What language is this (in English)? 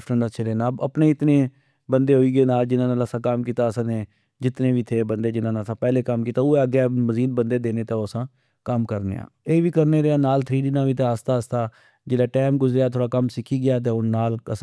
Pahari-Potwari